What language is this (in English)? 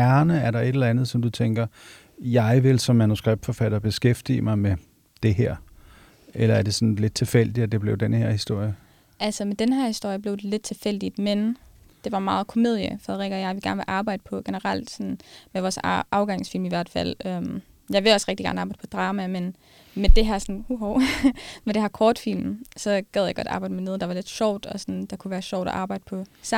Danish